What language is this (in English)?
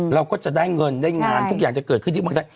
Thai